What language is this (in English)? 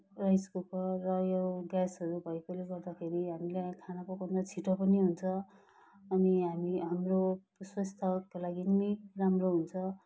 Nepali